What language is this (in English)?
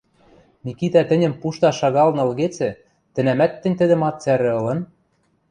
Western Mari